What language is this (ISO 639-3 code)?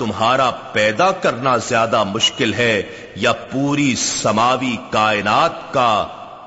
urd